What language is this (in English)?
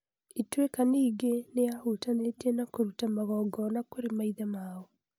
Kikuyu